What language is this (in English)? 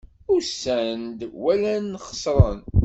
Kabyle